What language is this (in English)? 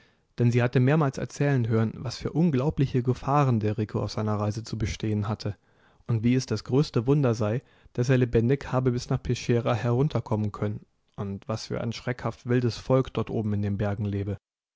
German